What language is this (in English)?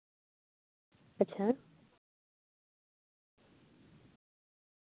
Santali